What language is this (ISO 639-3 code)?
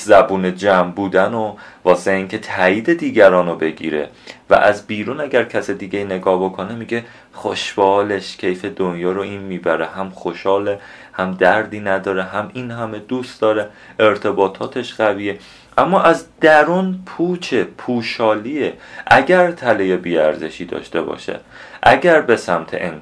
fas